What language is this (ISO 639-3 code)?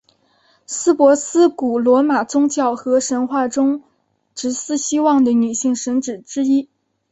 zho